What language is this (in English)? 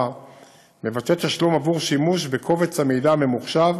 Hebrew